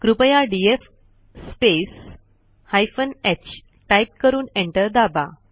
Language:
Marathi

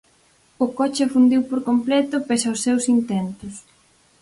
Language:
Galician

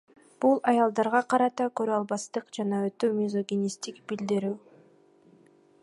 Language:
Kyrgyz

